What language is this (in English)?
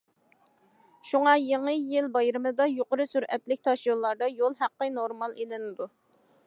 Uyghur